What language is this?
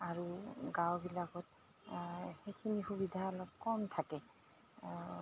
Assamese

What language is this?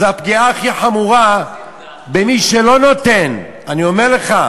Hebrew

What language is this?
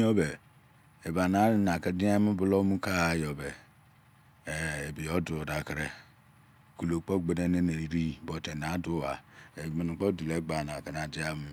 Izon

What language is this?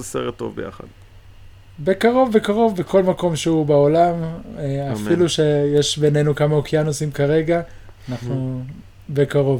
Hebrew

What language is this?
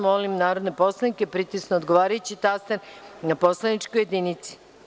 Serbian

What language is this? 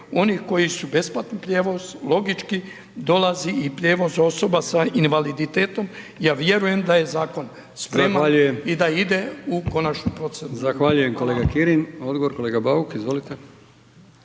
Croatian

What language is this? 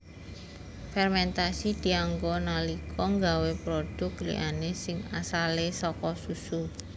Javanese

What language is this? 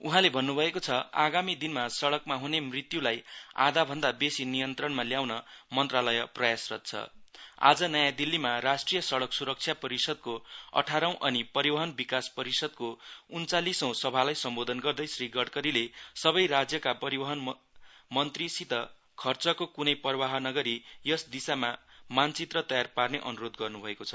Nepali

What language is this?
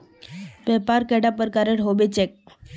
Magahi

